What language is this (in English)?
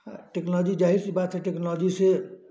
Hindi